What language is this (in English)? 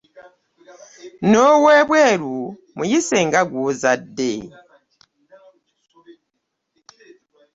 Ganda